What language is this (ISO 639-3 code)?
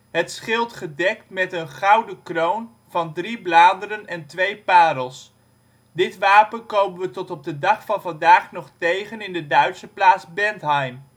nld